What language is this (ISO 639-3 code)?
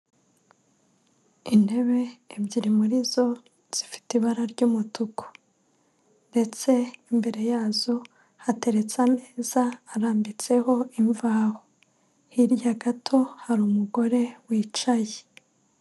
kin